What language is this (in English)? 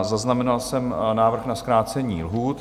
Czech